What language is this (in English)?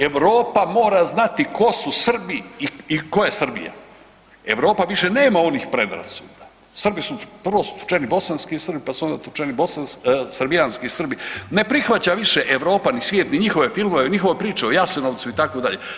Croatian